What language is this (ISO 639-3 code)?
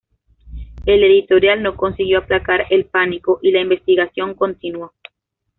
spa